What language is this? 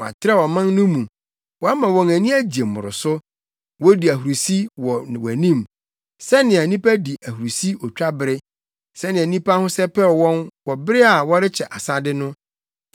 Akan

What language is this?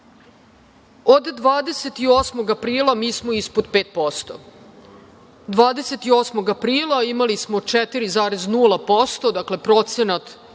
Serbian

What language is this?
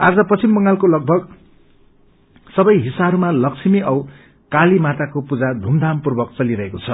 Nepali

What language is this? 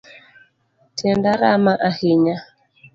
Luo (Kenya and Tanzania)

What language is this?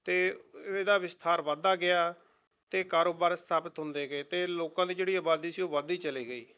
Punjabi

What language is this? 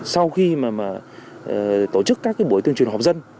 Vietnamese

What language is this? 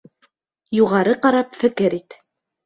Bashkir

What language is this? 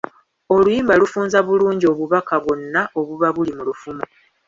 Ganda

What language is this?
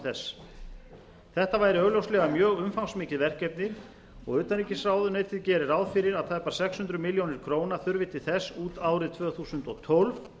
Icelandic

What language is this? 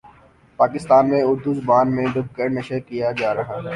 Urdu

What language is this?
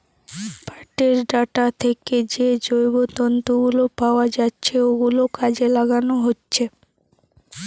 Bangla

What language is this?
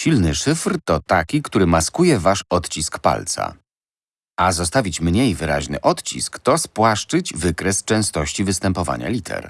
Polish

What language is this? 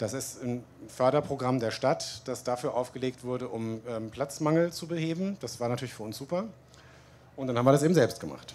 German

